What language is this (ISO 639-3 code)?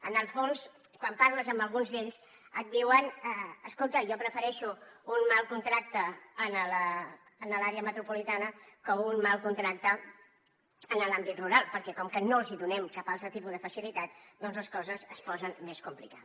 cat